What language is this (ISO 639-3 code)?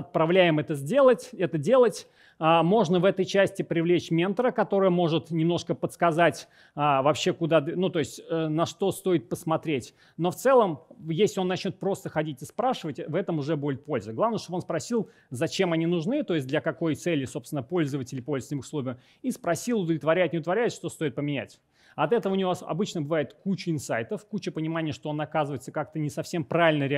rus